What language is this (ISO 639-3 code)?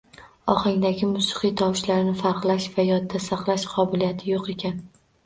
uzb